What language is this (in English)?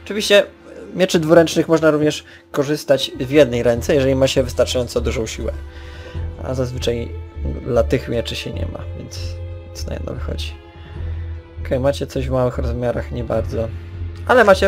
Polish